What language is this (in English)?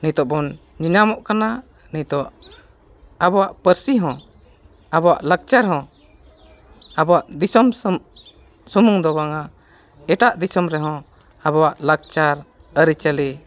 Santali